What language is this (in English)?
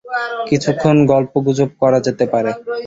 Bangla